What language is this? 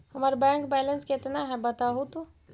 Magahi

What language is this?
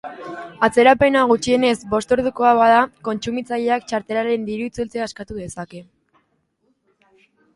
Basque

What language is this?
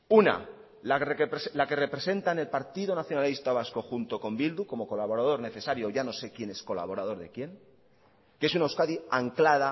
Spanish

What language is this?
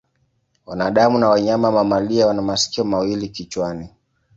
Swahili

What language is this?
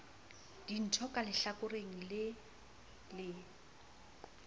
Southern Sotho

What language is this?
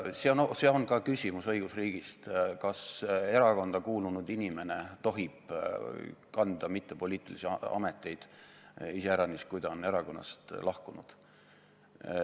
Estonian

